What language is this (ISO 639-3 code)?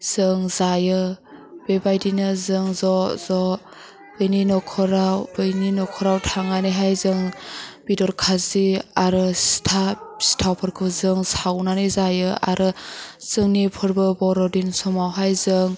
brx